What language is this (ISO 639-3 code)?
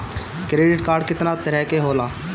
bho